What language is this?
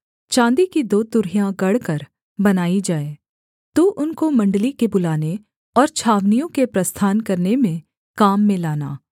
Hindi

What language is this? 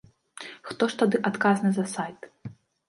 Belarusian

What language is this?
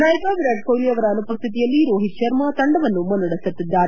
Kannada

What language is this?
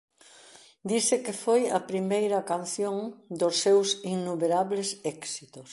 Galician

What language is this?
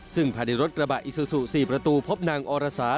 Thai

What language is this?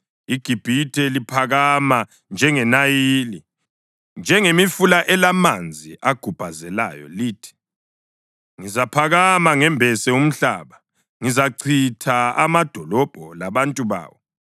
North Ndebele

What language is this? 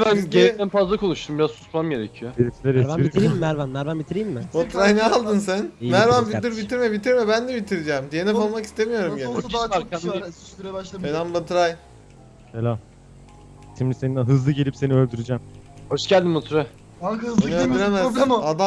Turkish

